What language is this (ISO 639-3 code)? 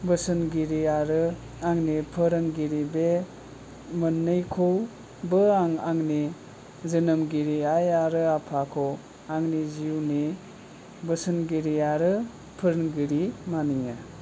brx